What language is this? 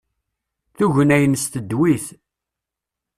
Kabyle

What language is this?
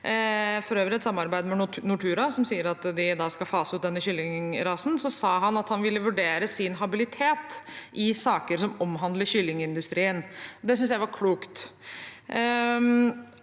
Norwegian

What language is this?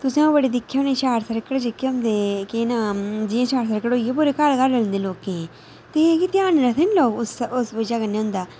Dogri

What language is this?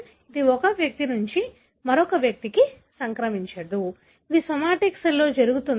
Telugu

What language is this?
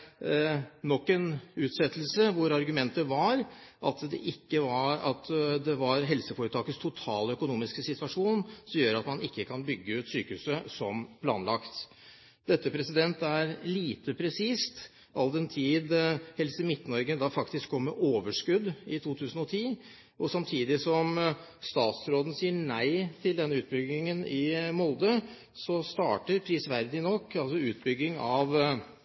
Norwegian Bokmål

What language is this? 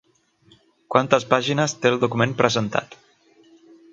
Catalan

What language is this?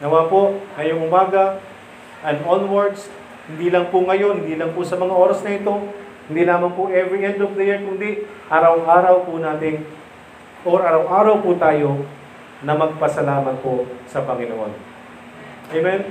Filipino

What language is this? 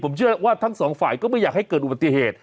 Thai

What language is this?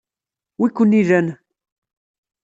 Kabyle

